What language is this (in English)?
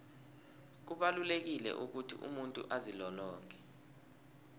South Ndebele